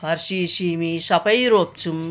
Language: Nepali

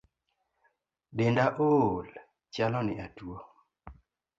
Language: Luo (Kenya and Tanzania)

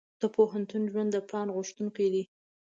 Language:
Pashto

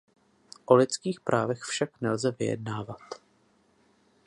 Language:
Czech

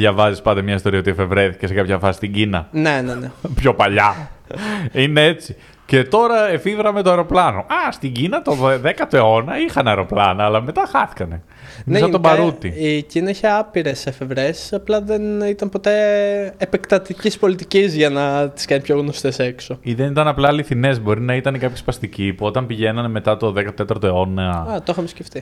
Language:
Greek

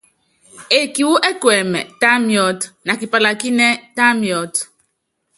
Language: Yangben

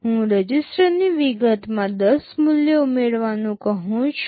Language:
Gujarati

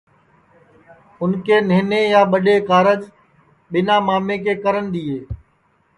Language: Sansi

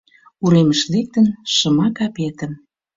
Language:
Mari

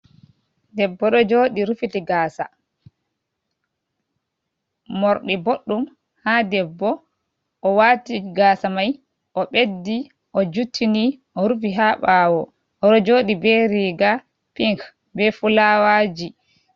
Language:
Fula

